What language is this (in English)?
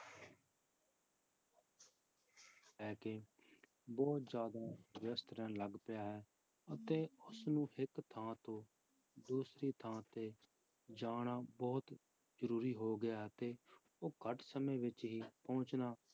Punjabi